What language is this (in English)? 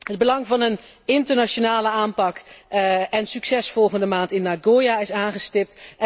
Dutch